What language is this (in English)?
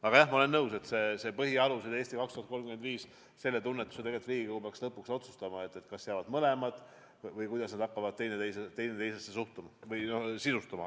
Estonian